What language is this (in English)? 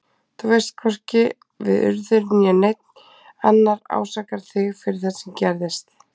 Icelandic